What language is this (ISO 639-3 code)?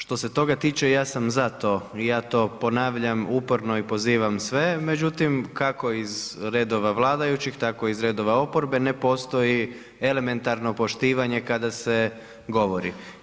hrv